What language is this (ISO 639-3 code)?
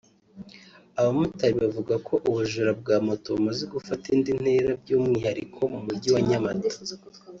kin